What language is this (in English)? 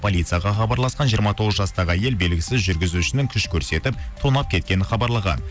Kazakh